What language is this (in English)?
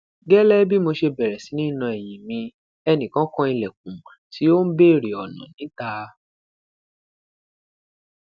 Yoruba